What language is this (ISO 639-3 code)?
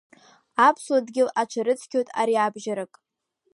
abk